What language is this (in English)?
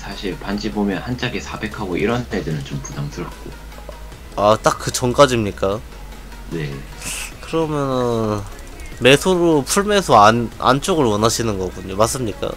Korean